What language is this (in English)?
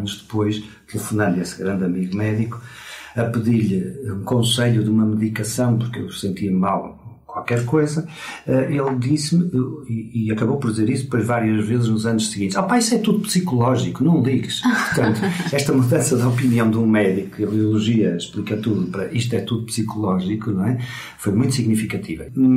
Portuguese